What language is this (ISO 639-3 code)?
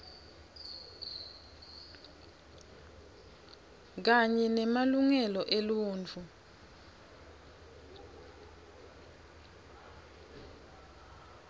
ssw